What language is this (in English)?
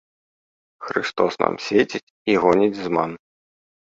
Belarusian